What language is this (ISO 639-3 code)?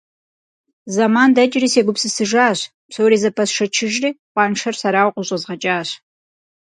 kbd